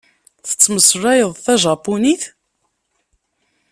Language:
Kabyle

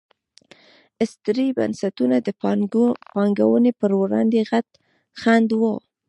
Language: Pashto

